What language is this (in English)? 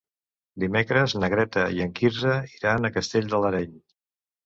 Catalan